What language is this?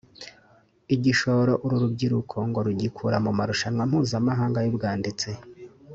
Kinyarwanda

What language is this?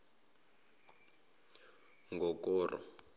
Zulu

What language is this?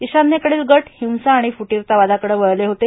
Marathi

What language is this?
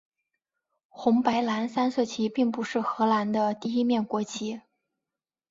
Chinese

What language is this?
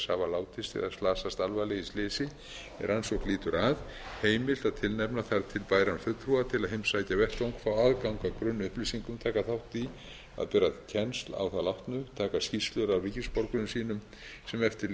Icelandic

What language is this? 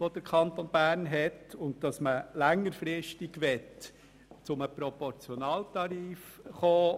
Swiss German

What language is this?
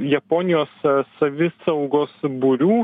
Lithuanian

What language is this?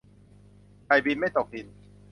Thai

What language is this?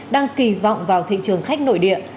Vietnamese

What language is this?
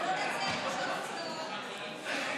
Hebrew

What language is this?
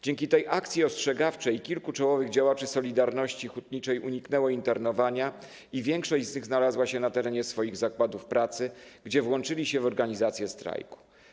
Polish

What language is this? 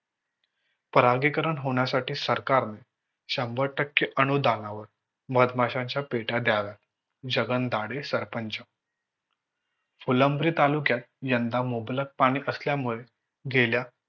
Marathi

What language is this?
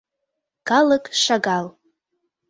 Mari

